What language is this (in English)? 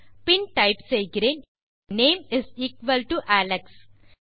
Tamil